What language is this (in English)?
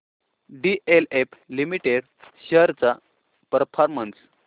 Marathi